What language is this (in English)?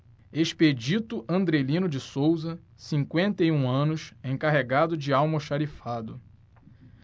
Portuguese